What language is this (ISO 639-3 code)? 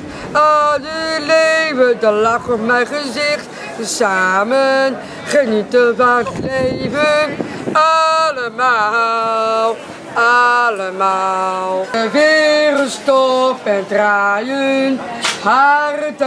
nld